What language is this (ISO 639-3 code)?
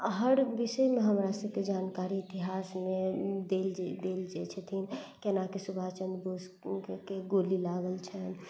mai